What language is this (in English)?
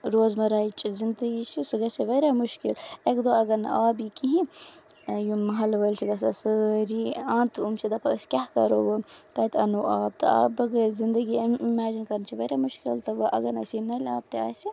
Kashmiri